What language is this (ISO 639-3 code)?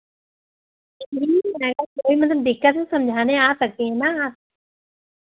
hin